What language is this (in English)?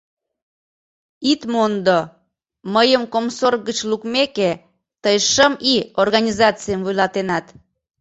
Mari